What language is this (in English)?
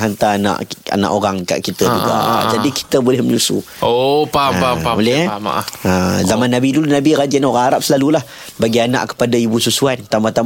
Malay